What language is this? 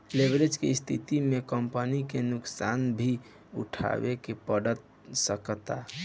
Bhojpuri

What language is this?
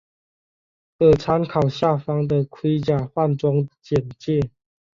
Chinese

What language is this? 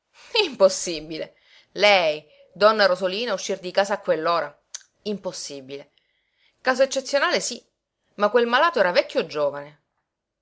Italian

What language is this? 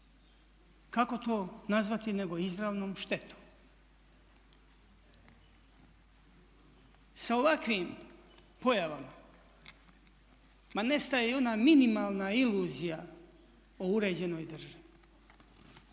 Croatian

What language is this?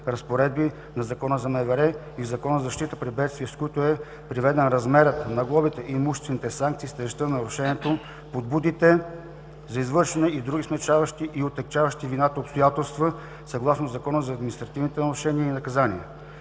Bulgarian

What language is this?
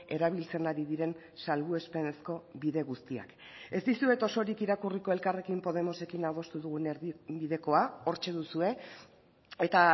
Basque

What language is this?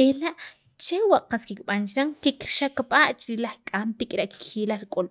Sacapulteco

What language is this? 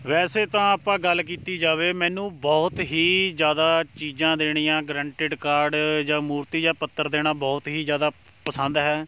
Punjabi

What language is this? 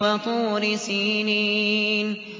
Arabic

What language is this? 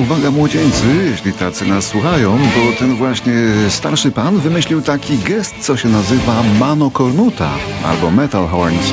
Polish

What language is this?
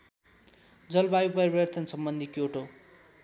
Nepali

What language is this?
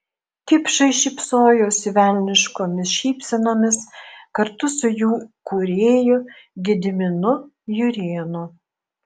Lithuanian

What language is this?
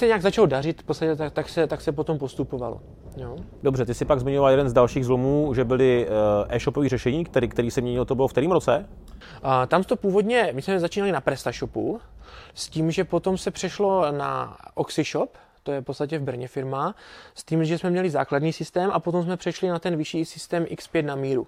Czech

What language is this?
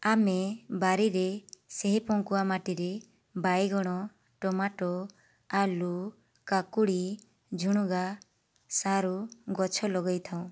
Odia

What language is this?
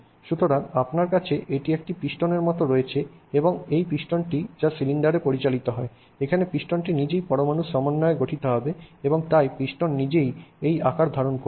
Bangla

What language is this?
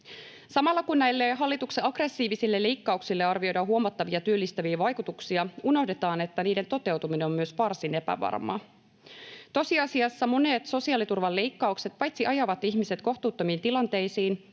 Finnish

